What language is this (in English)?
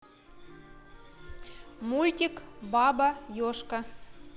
Russian